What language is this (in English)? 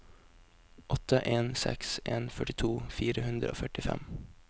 Norwegian